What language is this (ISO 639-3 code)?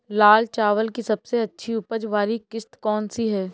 hin